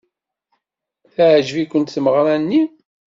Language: Kabyle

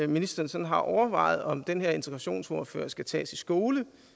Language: Danish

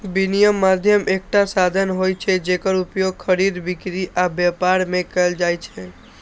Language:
Maithili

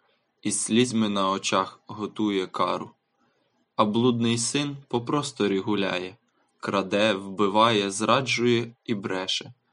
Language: Ukrainian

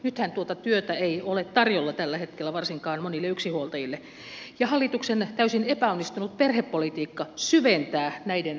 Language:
Finnish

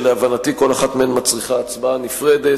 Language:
Hebrew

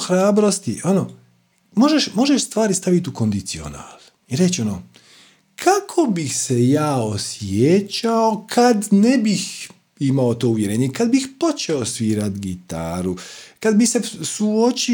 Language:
Croatian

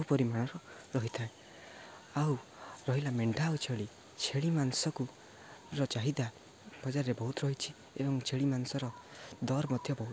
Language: Odia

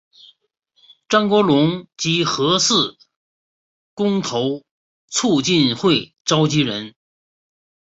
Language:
Chinese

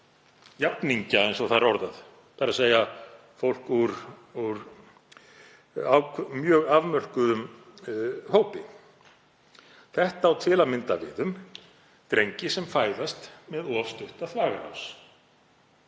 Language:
Icelandic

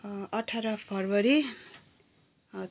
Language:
Nepali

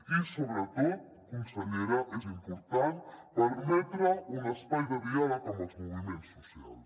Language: Catalan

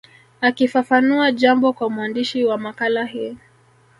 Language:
Swahili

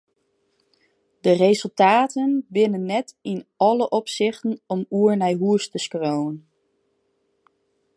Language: Western Frisian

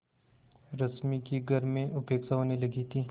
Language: Hindi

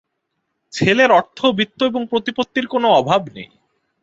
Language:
Bangla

